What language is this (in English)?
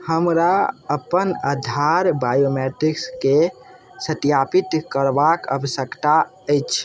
Maithili